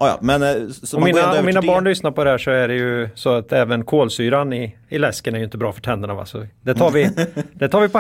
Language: Swedish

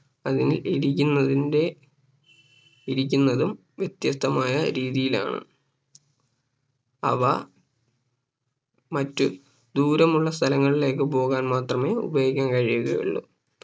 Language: Malayalam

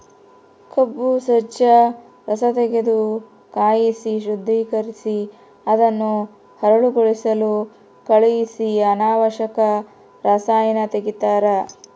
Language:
Kannada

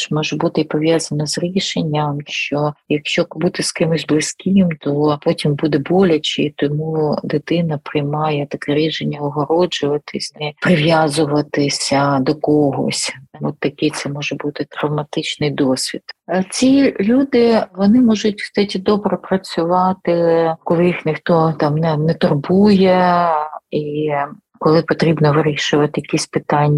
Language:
Ukrainian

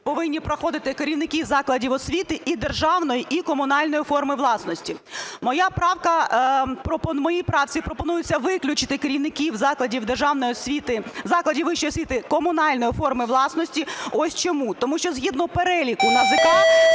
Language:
Ukrainian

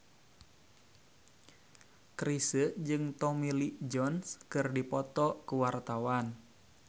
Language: Sundanese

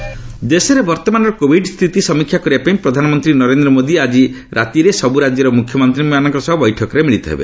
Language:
Odia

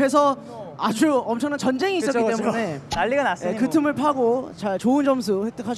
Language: Korean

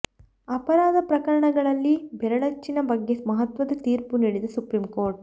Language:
Kannada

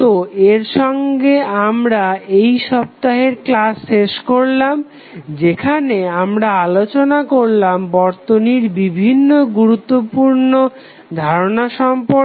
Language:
Bangla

